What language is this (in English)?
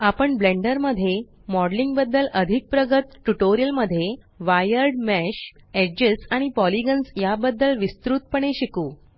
Marathi